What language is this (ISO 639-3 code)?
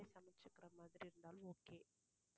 tam